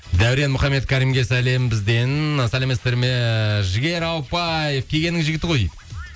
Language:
Kazakh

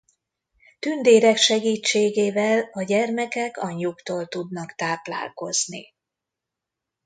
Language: Hungarian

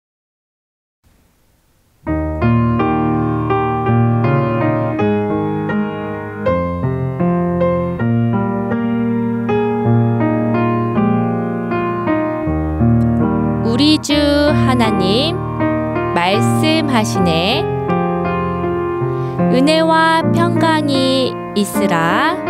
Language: Korean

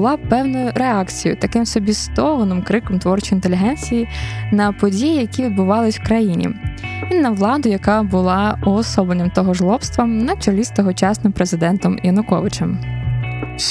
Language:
Ukrainian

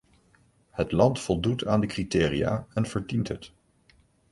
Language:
Dutch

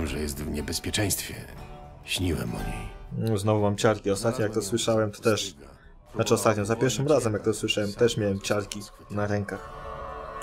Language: Polish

